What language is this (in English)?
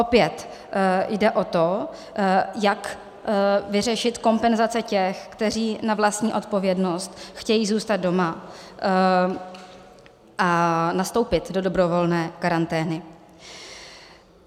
Czech